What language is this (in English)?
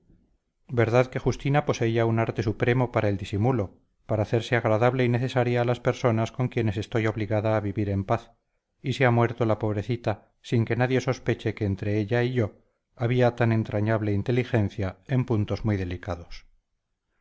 Spanish